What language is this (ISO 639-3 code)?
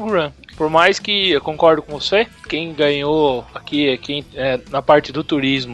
por